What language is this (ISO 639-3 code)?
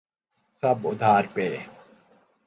urd